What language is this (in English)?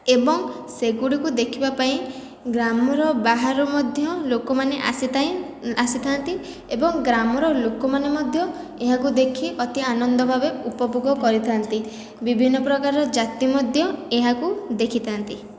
Odia